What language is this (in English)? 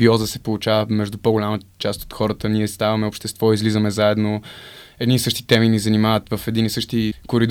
Bulgarian